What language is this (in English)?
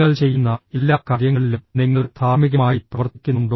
Malayalam